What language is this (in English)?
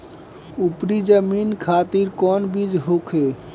Bhojpuri